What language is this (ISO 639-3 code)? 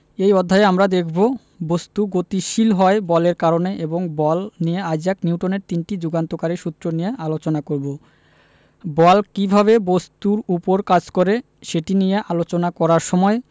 ben